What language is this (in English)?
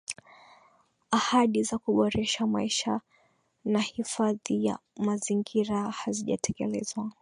Swahili